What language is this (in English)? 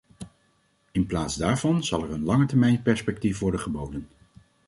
Dutch